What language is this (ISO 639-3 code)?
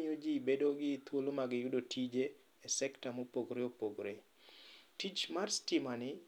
luo